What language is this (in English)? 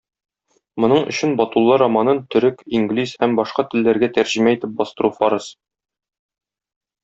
Tatar